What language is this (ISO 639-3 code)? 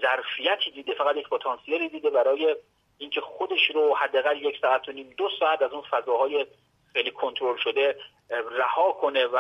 fas